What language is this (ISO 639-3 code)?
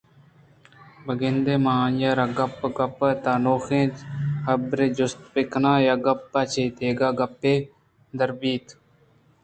bgp